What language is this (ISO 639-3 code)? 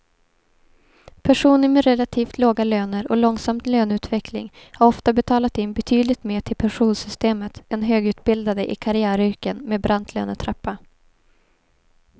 swe